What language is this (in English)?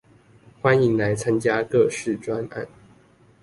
Chinese